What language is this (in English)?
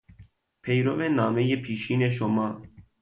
Persian